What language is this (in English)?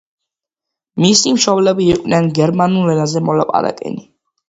Georgian